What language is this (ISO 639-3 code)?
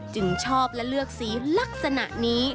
tha